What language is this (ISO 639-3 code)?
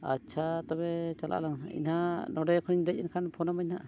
sat